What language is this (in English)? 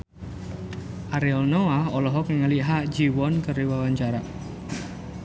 Sundanese